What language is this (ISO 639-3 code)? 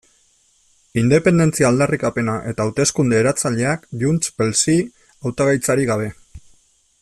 eus